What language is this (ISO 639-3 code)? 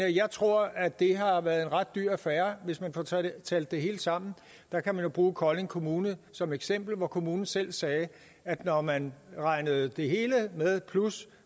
dan